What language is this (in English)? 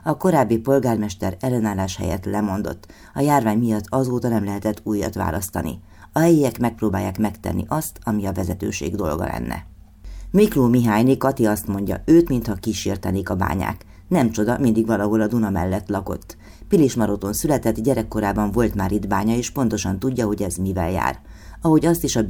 Hungarian